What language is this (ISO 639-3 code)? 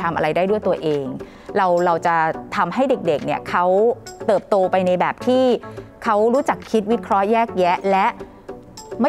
tha